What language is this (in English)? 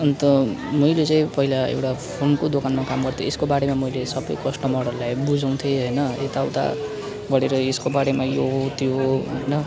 Nepali